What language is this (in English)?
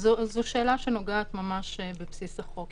Hebrew